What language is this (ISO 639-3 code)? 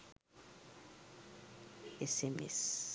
sin